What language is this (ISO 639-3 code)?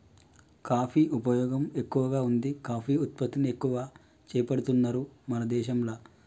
tel